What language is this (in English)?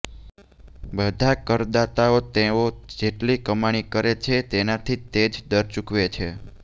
Gujarati